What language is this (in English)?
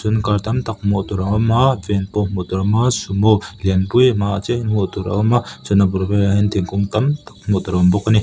Mizo